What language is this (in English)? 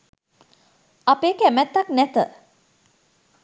Sinhala